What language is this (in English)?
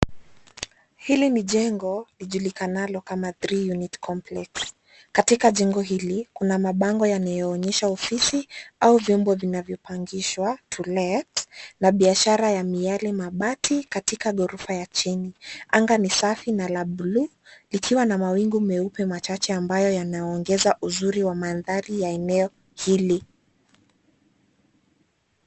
Swahili